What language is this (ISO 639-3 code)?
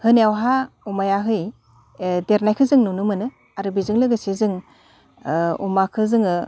brx